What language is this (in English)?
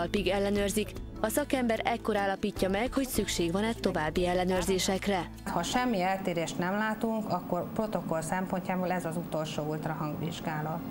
Hungarian